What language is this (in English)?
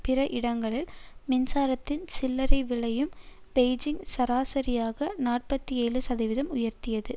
Tamil